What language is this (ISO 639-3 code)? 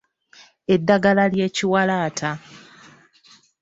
lug